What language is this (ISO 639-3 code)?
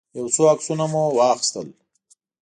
pus